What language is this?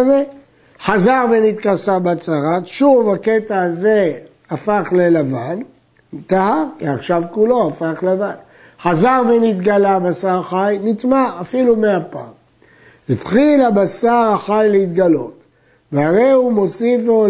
Hebrew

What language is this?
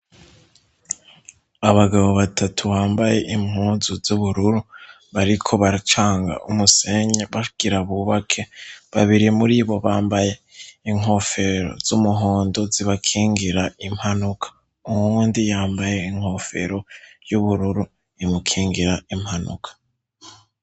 Rundi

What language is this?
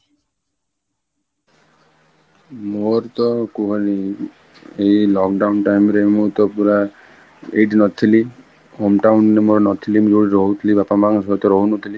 Odia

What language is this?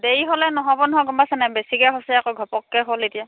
Assamese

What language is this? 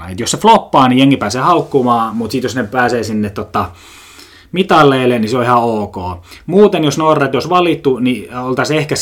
Finnish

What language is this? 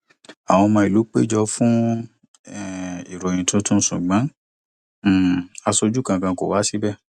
Yoruba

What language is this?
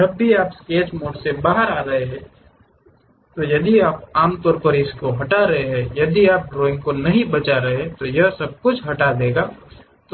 Hindi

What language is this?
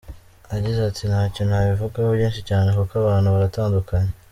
Kinyarwanda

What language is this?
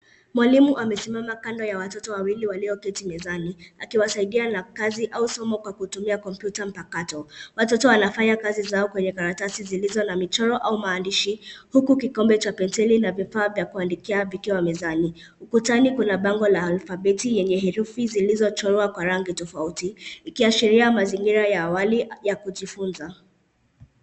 Swahili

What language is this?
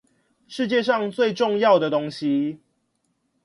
Chinese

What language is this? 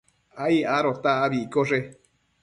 Matsés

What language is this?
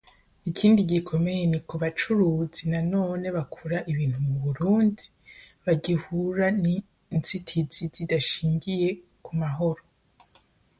Kinyarwanda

